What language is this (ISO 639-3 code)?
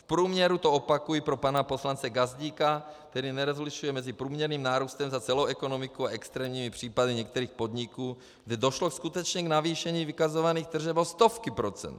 ces